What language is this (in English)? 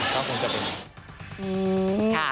Thai